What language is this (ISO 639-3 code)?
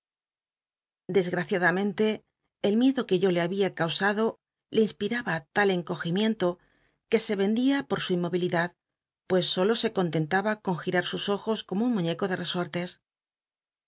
spa